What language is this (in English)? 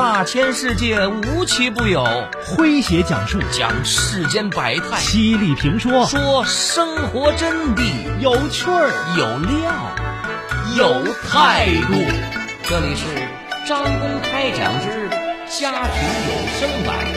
Chinese